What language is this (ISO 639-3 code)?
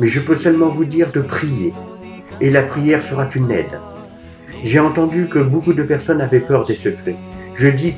fra